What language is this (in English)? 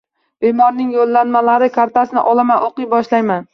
Uzbek